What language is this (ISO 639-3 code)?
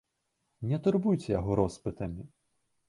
bel